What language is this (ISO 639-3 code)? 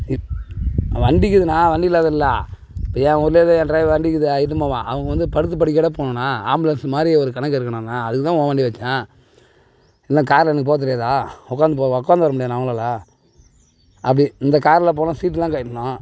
tam